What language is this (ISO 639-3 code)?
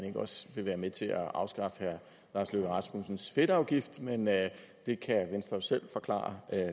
dan